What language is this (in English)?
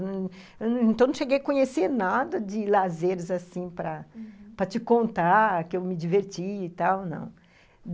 Portuguese